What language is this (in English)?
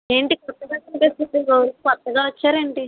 Telugu